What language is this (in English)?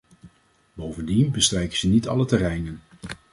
Dutch